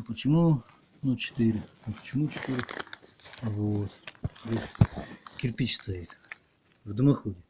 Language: Russian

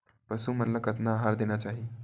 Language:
Chhattisgarhi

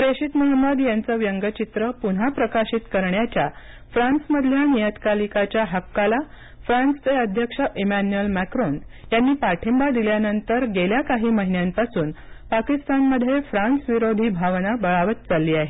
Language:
Marathi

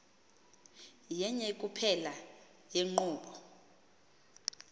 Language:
Xhosa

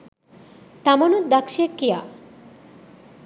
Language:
Sinhala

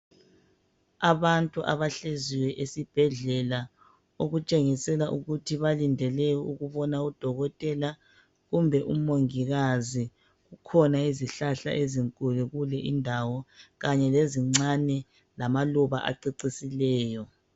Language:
North Ndebele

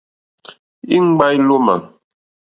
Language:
Mokpwe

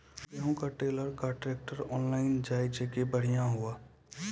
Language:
Maithili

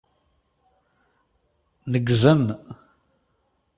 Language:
Kabyle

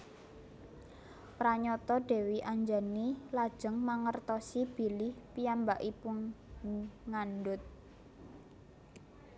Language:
Javanese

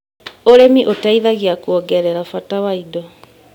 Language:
Kikuyu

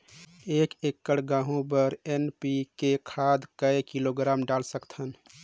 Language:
Chhattisgarhi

